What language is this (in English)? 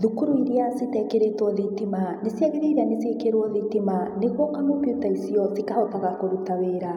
Kikuyu